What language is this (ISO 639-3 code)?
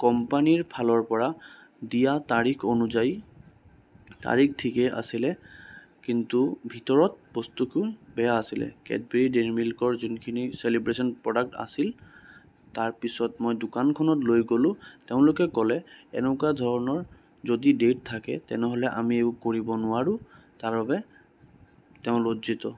asm